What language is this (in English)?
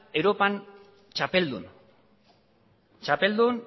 Basque